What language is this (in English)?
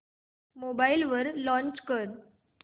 Marathi